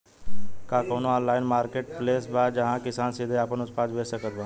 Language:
Bhojpuri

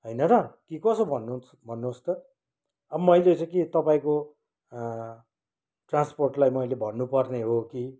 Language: Nepali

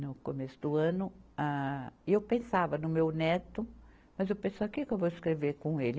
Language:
Portuguese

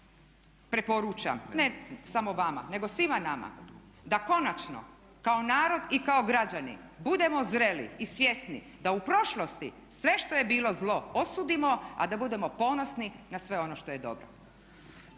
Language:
Croatian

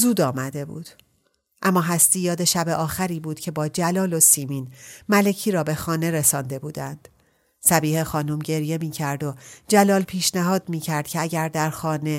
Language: Persian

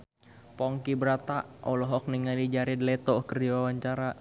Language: Sundanese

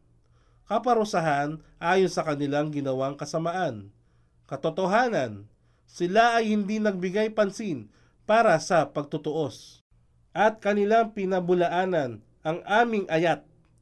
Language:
Filipino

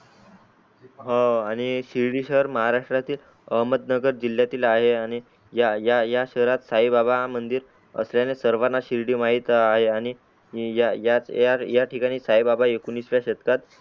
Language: Marathi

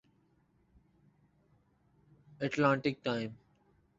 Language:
Urdu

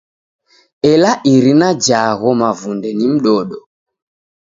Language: Taita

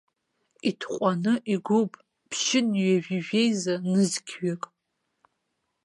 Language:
Abkhazian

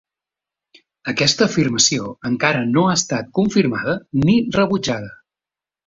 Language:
Catalan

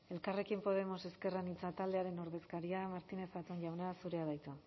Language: Basque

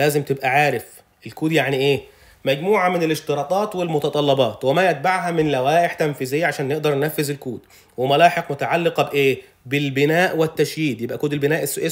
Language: Arabic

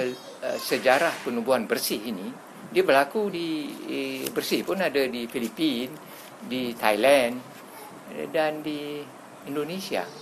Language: Malay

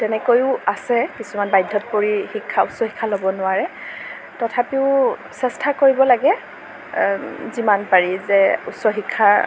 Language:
Assamese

